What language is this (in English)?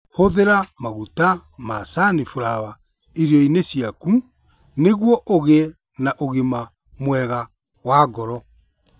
Kikuyu